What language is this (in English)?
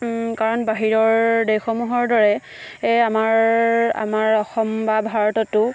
Assamese